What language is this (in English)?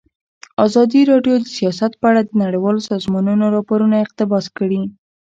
Pashto